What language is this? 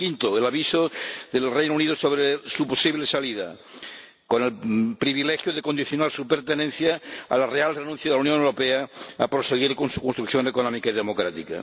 Spanish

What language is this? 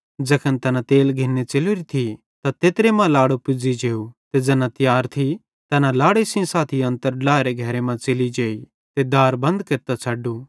Bhadrawahi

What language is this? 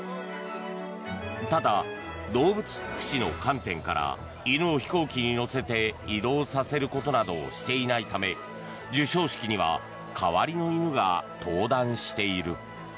Japanese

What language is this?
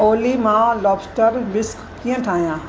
Sindhi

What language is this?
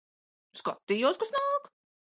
Latvian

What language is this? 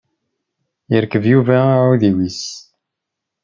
Kabyle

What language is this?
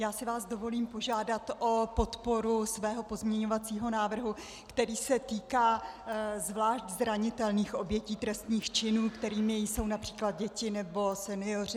Czech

